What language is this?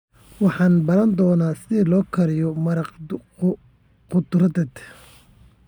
Somali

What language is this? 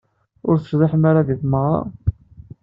Kabyle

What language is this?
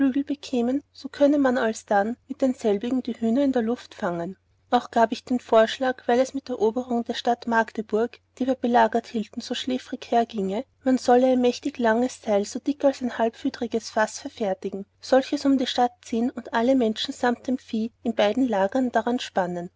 German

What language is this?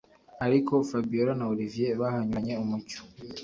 Kinyarwanda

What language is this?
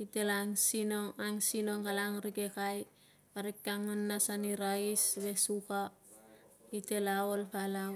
Tungag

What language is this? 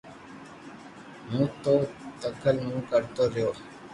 Loarki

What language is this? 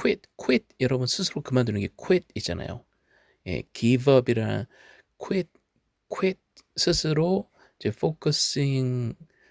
Korean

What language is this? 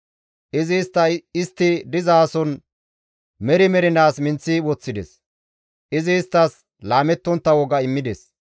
Gamo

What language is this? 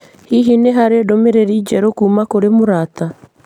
Kikuyu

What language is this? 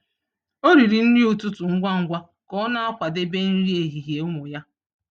Igbo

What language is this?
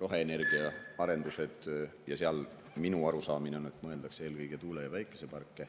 Estonian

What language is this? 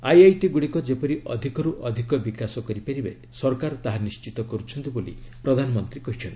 Odia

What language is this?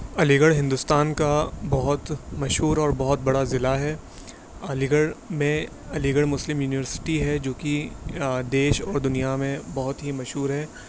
Urdu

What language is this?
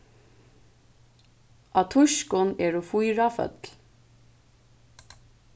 Faroese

